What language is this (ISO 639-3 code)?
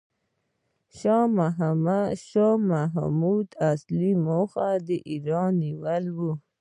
pus